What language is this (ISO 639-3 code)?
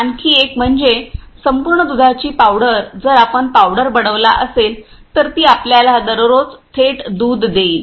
mar